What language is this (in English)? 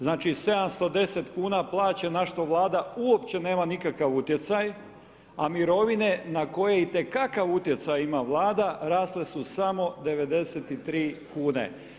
Croatian